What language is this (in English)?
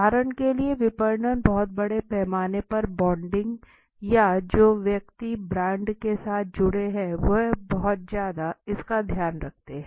Hindi